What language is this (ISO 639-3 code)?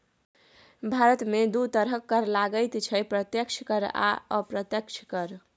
mai